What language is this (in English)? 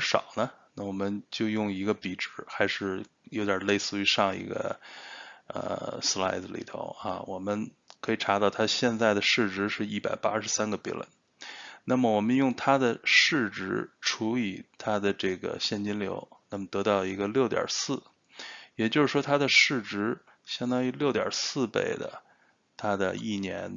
Chinese